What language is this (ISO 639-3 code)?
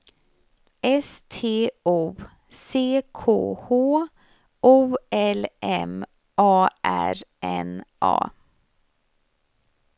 swe